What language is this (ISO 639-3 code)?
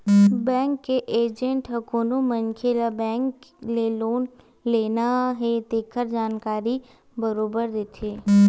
hne